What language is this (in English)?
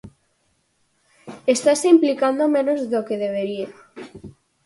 Galician